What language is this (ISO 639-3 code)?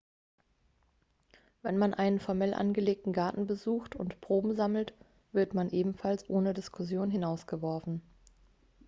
deu